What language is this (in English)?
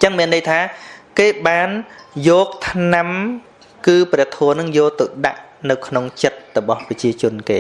Vietnamese